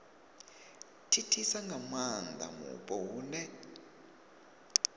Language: Venda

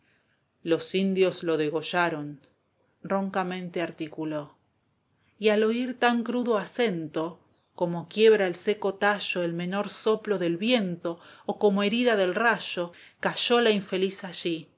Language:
Spanish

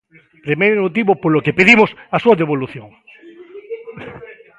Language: Galician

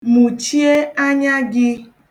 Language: Igbo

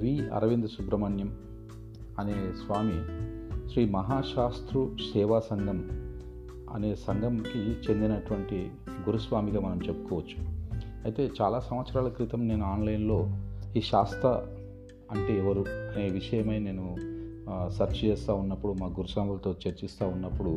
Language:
Telugu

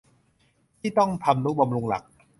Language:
Thai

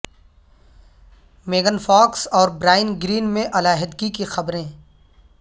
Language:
Urdu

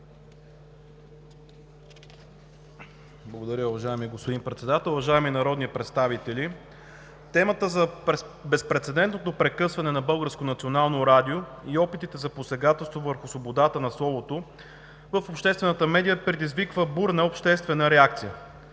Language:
Bulgarian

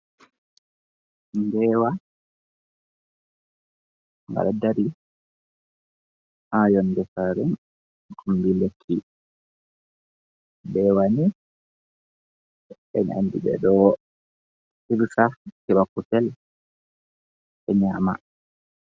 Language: Fula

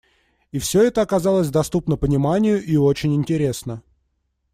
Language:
Russian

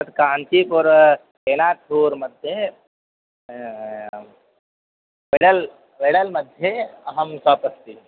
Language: Sanskrit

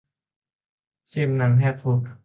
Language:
Thai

